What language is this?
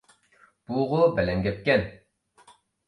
Uyghur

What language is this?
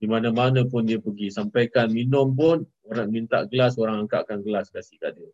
Malay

